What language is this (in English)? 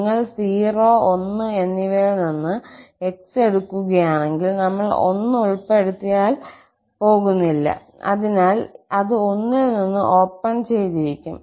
Malayalam